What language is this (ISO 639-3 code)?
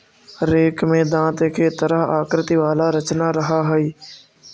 mag